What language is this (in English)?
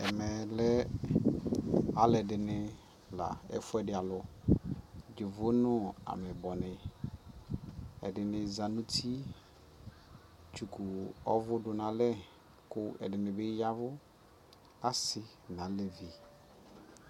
Ikposo